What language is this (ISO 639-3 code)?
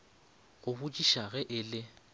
nso